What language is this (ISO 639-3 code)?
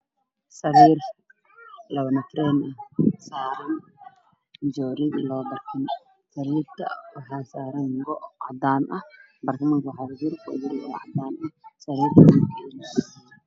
som